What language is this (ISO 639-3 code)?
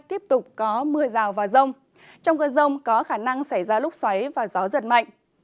vie